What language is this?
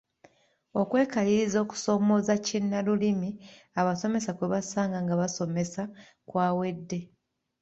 Ganda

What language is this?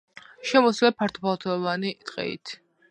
Georgian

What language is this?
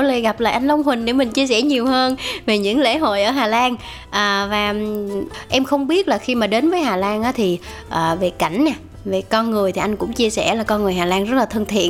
Vietnamese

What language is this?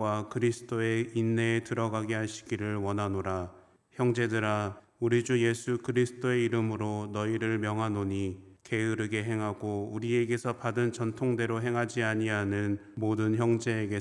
Korean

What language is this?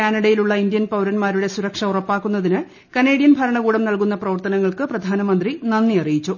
Malayalam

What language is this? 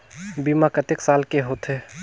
Chhattisgarhi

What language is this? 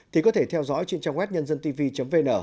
Vietnamese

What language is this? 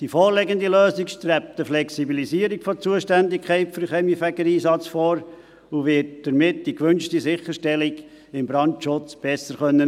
Swiss German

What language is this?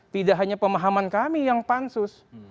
Indonesian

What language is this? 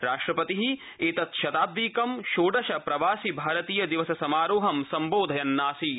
Sanskrit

